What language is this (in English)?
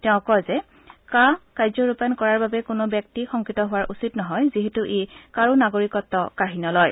Assamese